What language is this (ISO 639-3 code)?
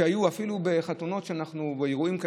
heb